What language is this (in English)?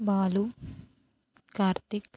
Telugu